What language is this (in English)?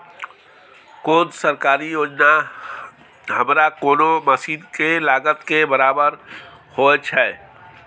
Maithili